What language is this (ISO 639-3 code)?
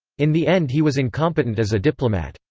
eng